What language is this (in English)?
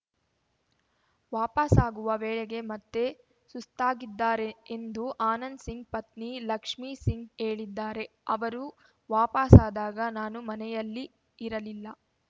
Kannada